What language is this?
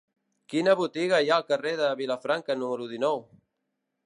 Catalan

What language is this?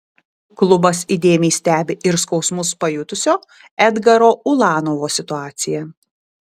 Lithuanian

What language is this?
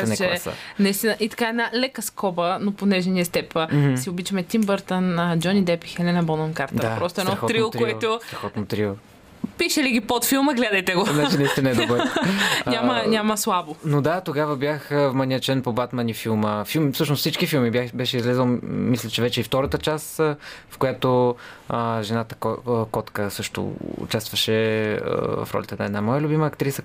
Bulgarian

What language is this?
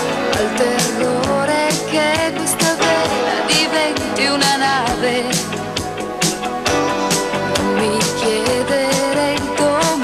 Italian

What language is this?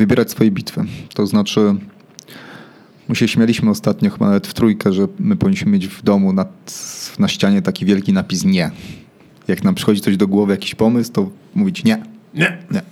Polish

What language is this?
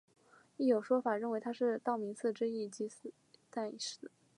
Chinese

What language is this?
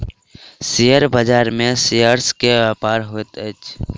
Maithili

